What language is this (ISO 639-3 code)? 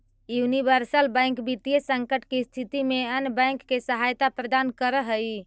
mag